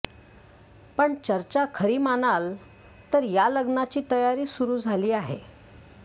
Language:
Marathi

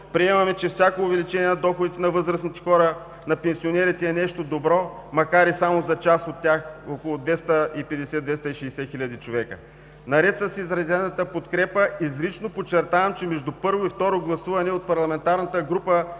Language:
Bulgarian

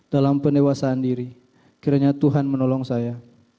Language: Indonesian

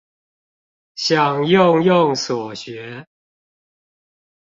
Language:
Chinese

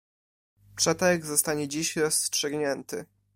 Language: Polish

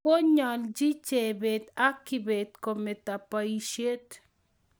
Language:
Kalenjin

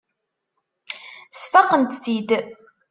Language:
Kabyle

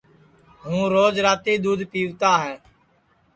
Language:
Sansi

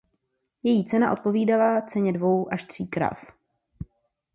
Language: Czech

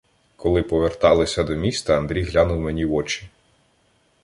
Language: Ukrainian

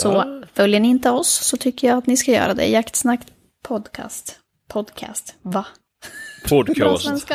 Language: Swedish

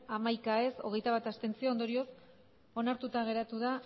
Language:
Basque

